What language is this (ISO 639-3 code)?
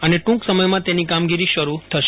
guj